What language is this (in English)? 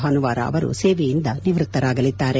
Kannada